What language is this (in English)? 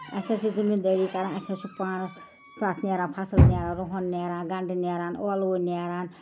Kashmiri